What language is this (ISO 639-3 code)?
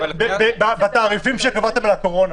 heb